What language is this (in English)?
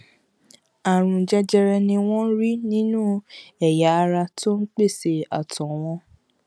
Yoruba